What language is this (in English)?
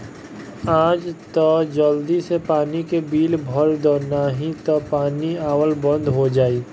Bhojpuri